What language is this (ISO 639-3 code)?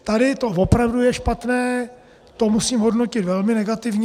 ces